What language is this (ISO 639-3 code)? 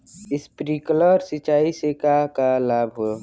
bho